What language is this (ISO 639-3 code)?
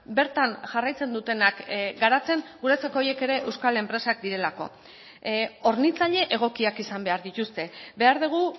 eus